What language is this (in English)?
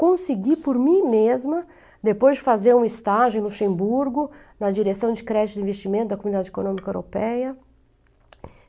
Portuguese